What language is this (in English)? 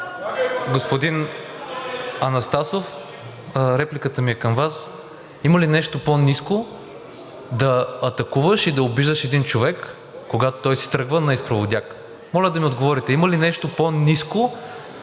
Bulgarian